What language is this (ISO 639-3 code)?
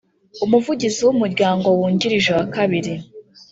kin